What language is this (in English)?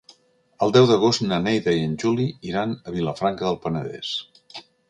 Catalan